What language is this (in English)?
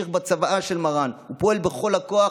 Hebrew